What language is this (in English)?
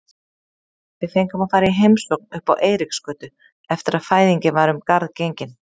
Icelandic